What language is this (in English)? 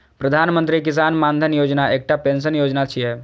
Maithili